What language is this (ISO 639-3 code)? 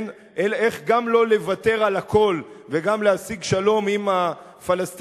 heb